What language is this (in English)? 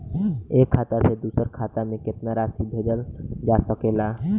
Bhojpuri